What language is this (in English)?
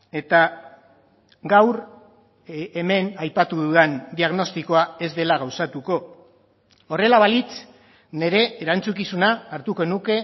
Basque